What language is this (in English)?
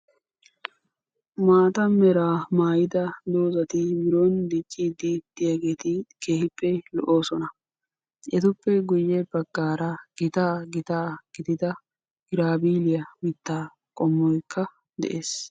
Wolaytta